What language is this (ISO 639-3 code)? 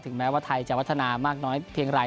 tha